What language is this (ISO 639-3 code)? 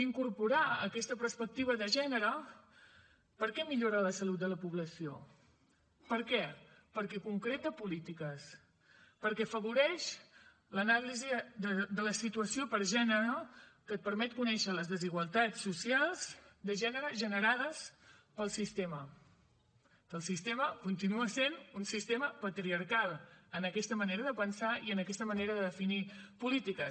cat